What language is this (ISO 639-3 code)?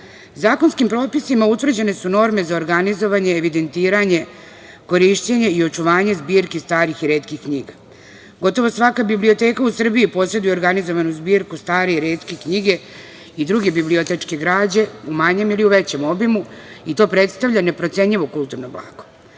srp